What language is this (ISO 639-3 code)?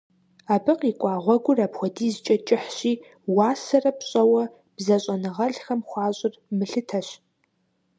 kbd